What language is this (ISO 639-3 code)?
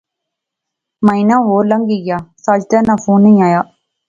phr